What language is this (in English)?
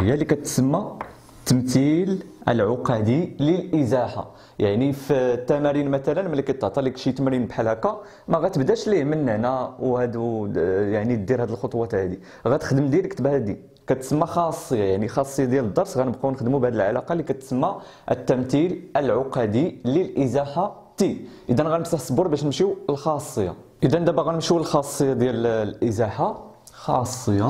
Arabic